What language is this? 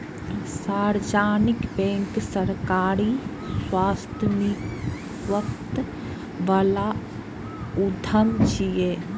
Maithili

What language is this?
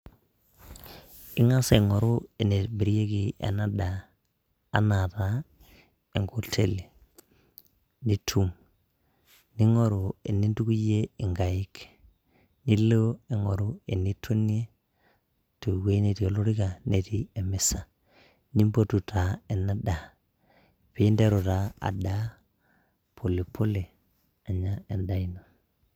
Masai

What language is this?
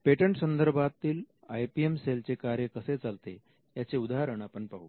Marathi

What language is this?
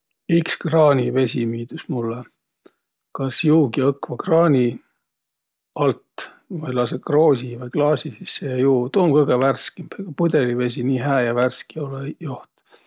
Võro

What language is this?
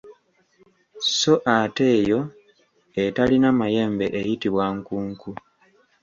Ganda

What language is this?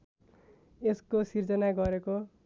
Nepali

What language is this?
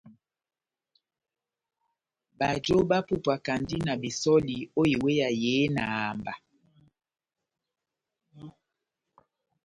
Batanga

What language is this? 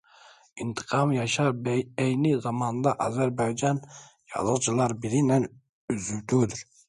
Azerbaijani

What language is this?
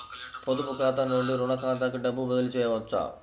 Telugu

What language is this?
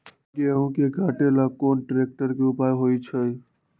Magahi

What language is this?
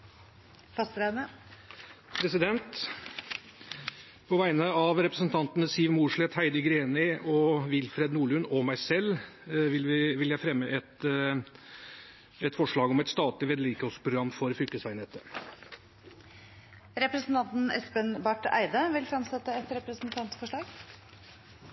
Norwegian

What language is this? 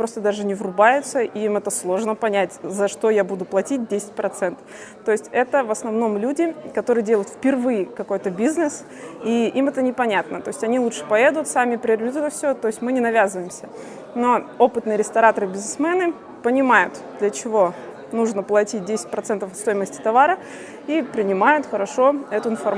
Russian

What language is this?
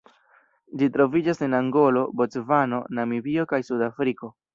Esperanto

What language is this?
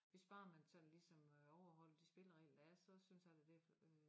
Danish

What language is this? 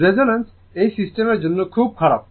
Bangla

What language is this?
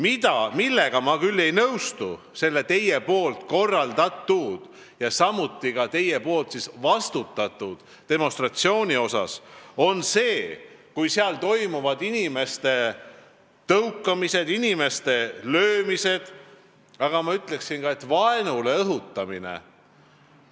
Estonian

